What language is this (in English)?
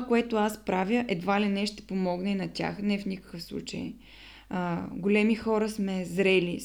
Bulgarian